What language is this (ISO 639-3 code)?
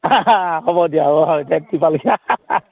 asm